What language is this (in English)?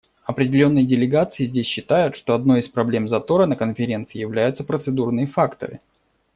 Russian